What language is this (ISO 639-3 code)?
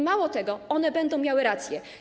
pol